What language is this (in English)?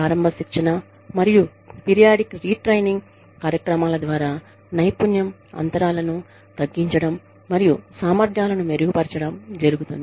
Telugu